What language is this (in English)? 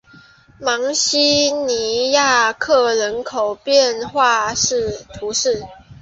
Chinese